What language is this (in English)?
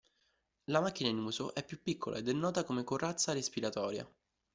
Italian